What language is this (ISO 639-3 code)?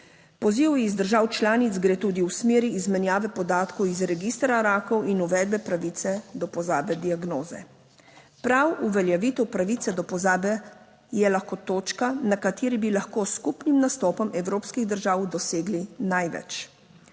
slv